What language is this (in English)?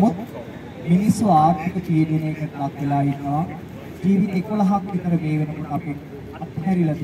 Arabic